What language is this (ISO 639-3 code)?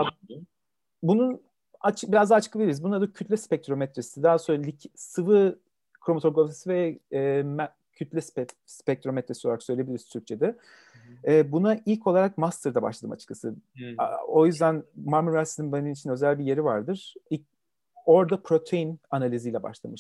tur